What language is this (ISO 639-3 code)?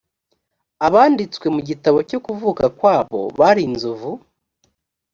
kin